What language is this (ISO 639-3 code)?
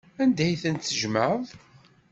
kab